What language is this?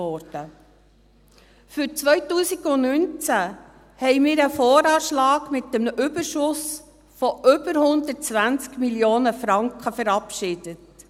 Swiss German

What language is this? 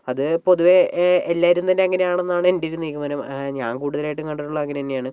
Malayalam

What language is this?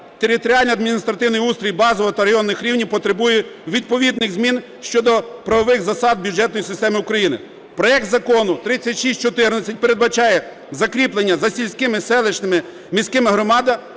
Ukrainian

